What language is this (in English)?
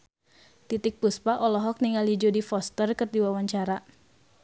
Sundanese